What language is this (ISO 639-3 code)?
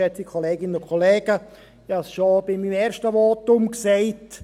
gsw